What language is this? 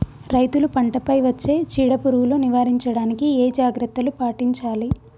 Telugu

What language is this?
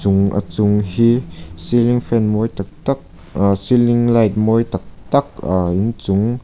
Mizo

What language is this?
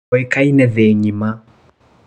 Kikuyu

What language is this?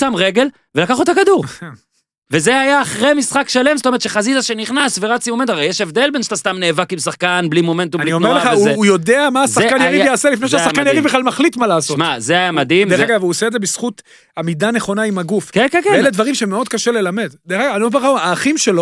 Hebrew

